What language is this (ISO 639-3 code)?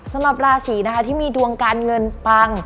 tha